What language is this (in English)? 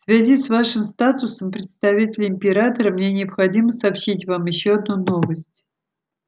Russian